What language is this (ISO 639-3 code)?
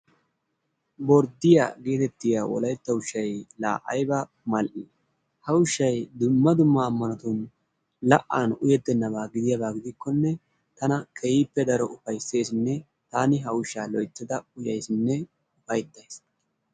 wal